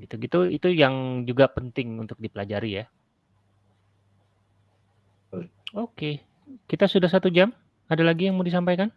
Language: Indonesian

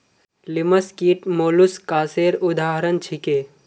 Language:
Magahi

